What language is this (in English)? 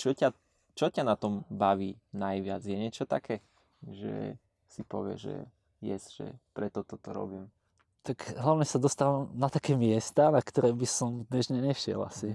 Slovak